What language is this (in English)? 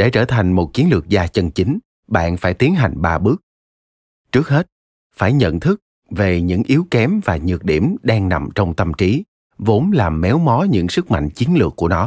Vietnamese